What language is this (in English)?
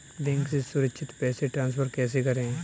Hindi